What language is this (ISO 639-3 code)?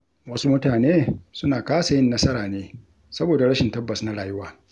hau